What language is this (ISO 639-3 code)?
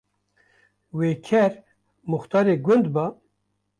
kur